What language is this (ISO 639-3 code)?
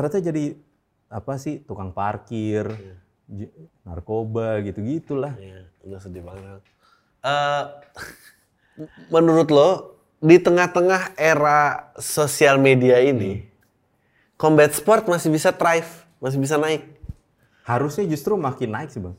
ind